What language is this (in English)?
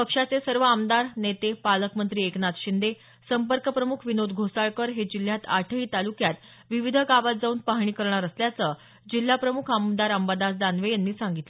Marathi